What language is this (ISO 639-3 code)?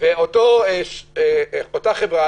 heb